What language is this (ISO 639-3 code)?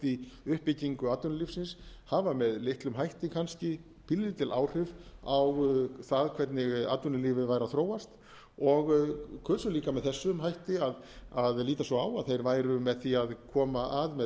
isl